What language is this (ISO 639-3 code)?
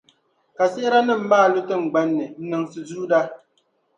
dag